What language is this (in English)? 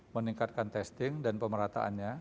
Indonesian